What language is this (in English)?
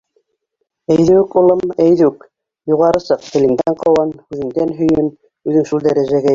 Bashkir